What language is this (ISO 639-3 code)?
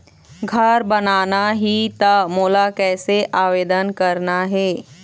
hne